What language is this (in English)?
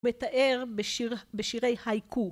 Hebrew